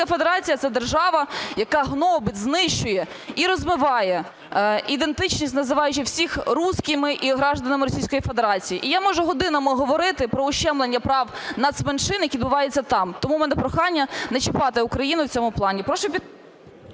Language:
Ukrainian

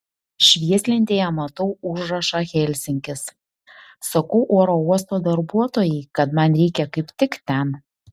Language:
Lithuanian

